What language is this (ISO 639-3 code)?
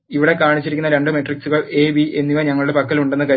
mal